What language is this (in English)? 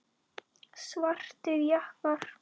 Icelandic